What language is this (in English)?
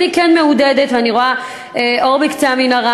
Hebrew